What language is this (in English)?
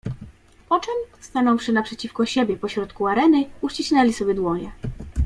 Polish